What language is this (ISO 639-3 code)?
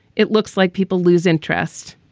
eng